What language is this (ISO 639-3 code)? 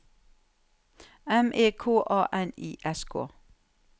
nor